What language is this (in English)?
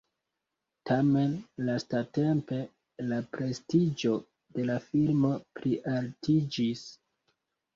Esperanto